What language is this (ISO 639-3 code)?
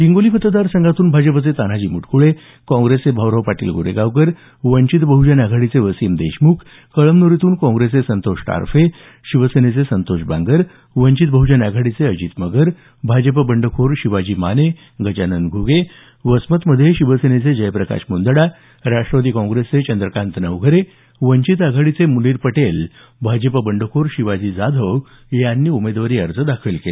mar